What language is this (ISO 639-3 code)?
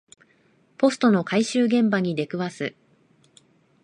jpn